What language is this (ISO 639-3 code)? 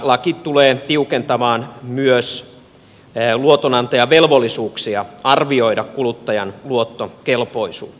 fin